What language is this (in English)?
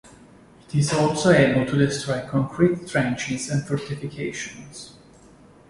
English